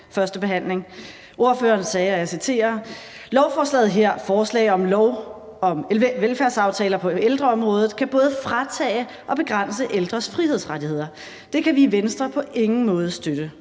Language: Danish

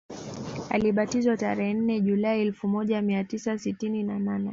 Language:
Swahili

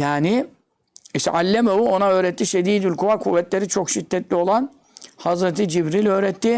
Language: Turkish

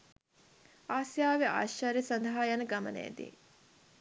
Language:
Sinhala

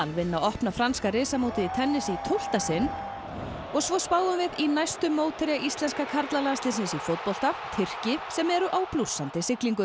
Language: Icelandic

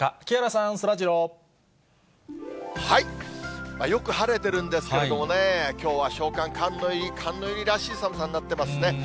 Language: Japanese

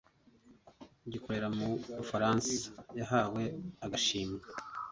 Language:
Kinyarwanda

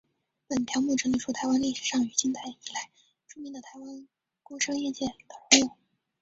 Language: Chinese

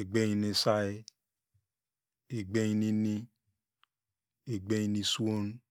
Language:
Degema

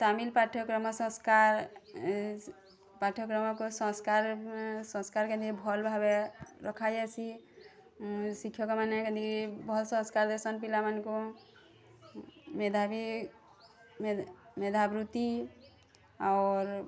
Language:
Odia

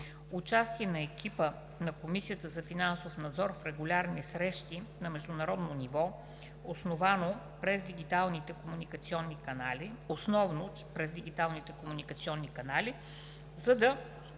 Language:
Bulgarian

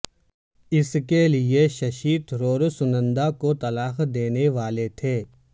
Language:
Urdu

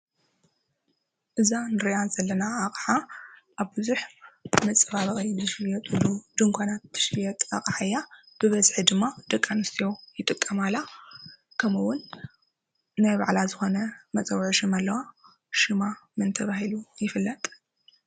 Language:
Tigrinya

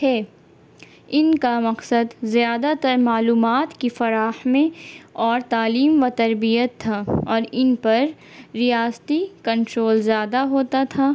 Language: Urdu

